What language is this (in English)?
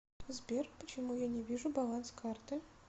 Russian